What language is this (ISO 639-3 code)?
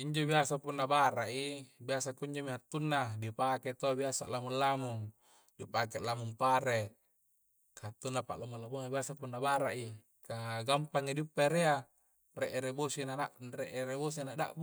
kjc